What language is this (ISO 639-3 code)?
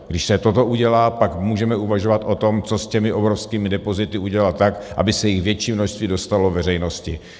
ces